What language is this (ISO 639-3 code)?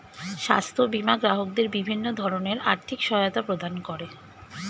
ben